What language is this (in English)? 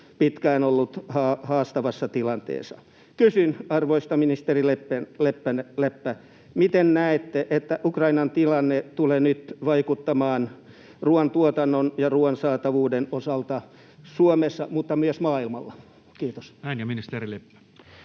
Finnish